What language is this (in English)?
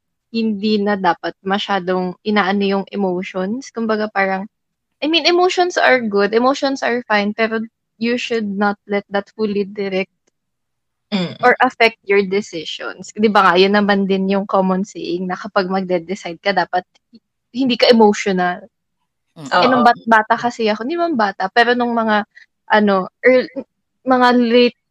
Filipino